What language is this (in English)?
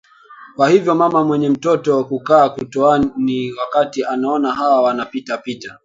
Swahili